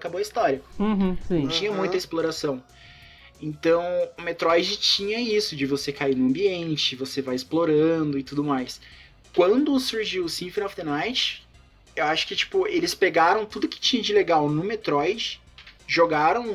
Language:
Portuguese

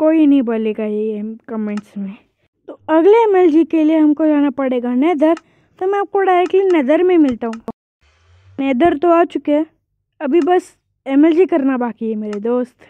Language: Hindi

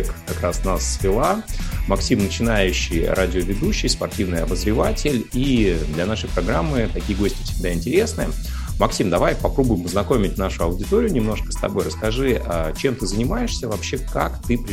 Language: Russian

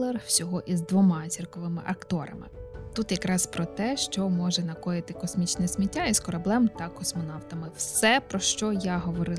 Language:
Ukrainian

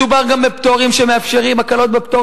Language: Hebrew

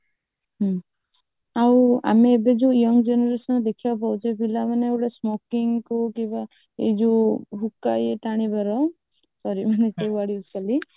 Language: Odia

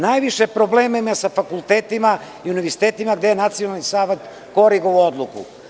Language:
Serbian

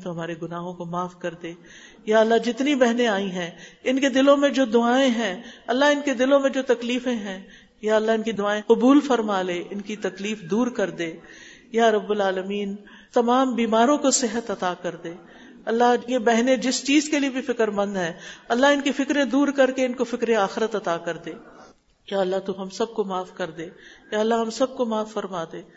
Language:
Urdu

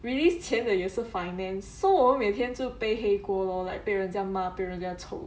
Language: English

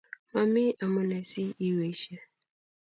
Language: Kalenjin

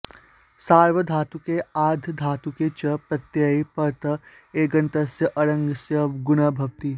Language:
Sanskrit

